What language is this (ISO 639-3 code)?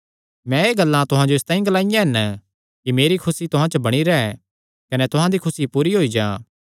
xnr